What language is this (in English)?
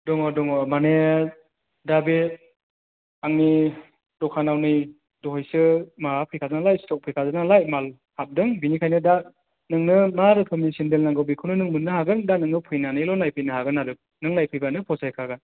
Bodo